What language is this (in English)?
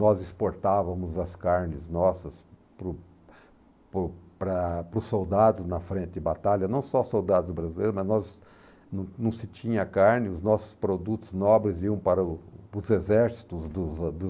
Portuguese